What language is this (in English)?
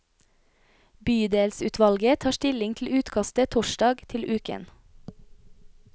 Norwegian